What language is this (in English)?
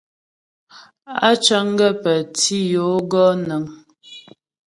Ghomala